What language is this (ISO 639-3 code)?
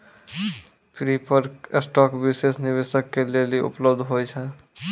mai